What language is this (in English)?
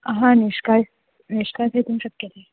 Sanskrit